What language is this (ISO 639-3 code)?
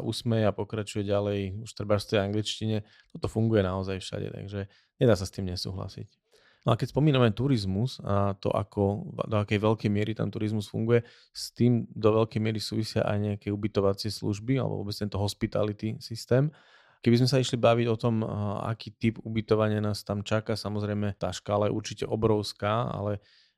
slk